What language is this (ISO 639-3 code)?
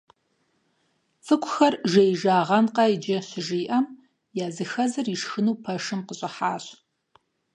kbd